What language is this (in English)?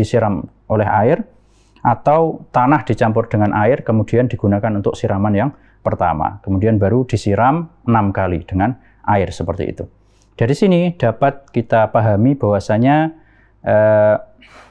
Indonesian